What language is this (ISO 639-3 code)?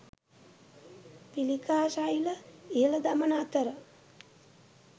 sin